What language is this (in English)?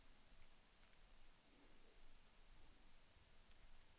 Swedish